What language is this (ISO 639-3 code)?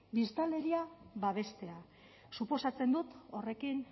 eus